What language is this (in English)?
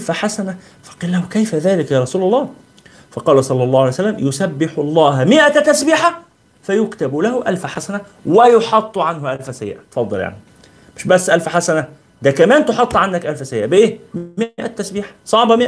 Arabic